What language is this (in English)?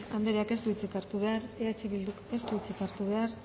Basque